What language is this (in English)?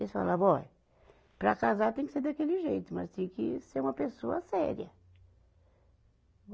Portuguese